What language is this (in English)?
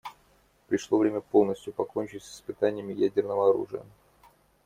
Russian